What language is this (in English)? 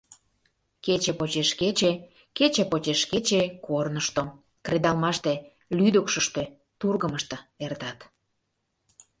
Mari